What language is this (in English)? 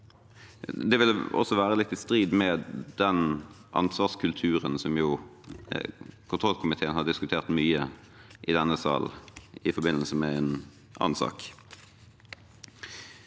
Norwegian